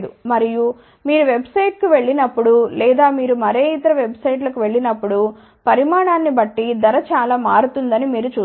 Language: Telugu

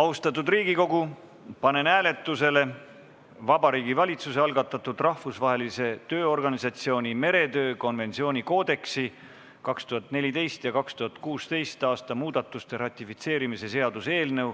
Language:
Estonian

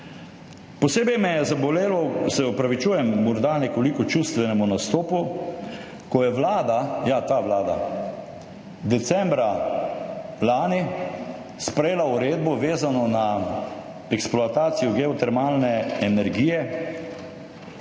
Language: Slovenian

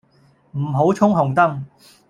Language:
Cantonese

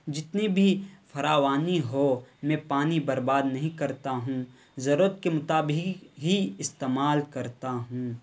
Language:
Urdu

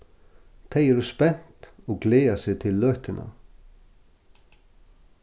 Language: Faroese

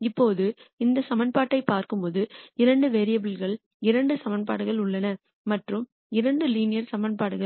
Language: Tamil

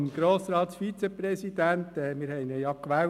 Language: Swiss German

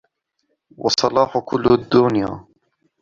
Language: Arabic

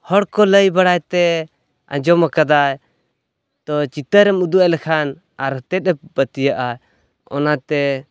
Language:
Santali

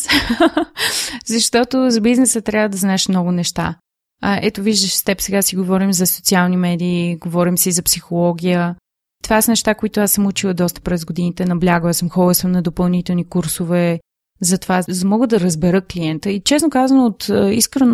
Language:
Bulgarian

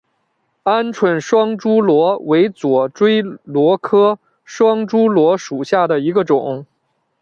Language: Chinese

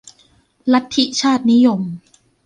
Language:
Thai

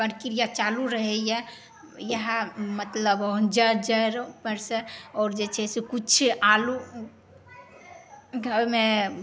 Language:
Maithili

